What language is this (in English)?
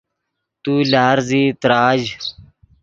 Yidgha